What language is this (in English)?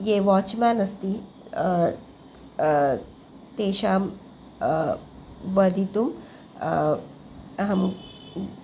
Sanskrit